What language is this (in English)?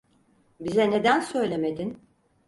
Turkish